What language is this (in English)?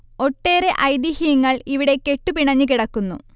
Malayalam